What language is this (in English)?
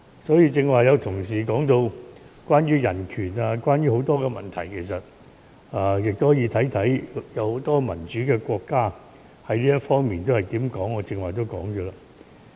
Cantonese